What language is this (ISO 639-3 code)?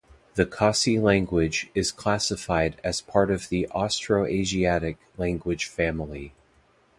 eng